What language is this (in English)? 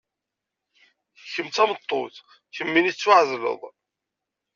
Kabyle